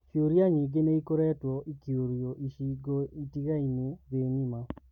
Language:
Kikuyu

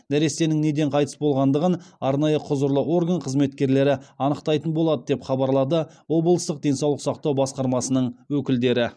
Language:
Kazakh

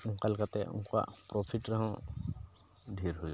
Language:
Santali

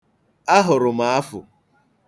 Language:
Igbo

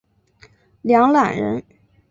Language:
Chinese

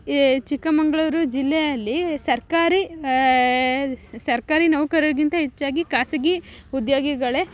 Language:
Kannada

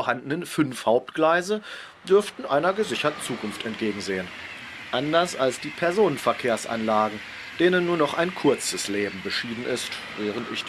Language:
German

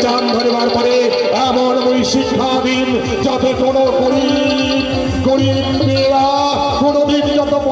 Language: Korean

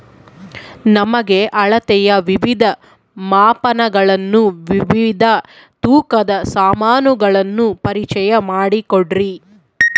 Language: Kannada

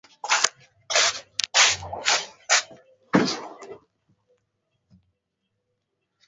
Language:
Swahili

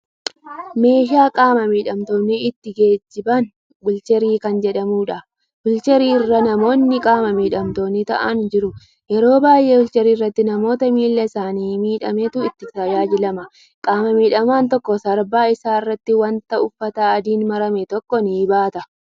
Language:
Oromo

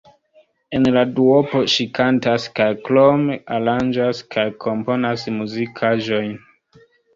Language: Esperanto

